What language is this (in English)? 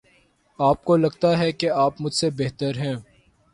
Urdu